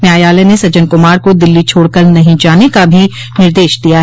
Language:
Hindi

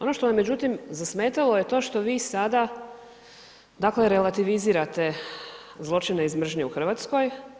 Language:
Croatian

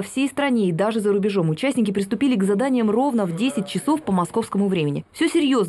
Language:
Russian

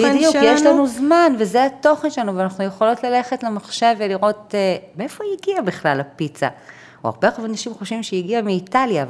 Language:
Hebrew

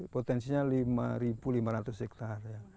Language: Indonesian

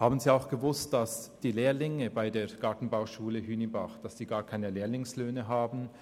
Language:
Swiss German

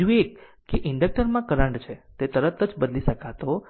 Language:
Gujarati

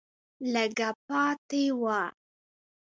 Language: Pashto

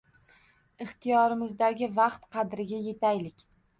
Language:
Uzbek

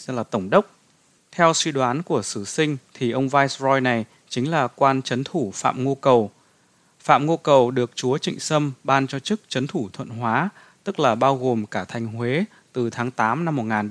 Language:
Vietnamese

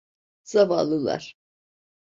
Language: Turkish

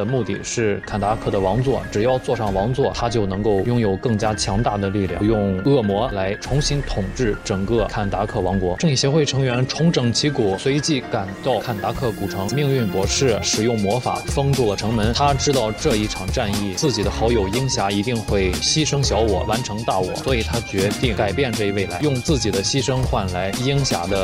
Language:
Chinese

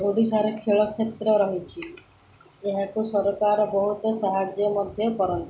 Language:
Odia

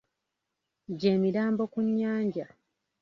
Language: Ganda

